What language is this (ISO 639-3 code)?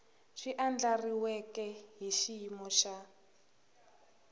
tso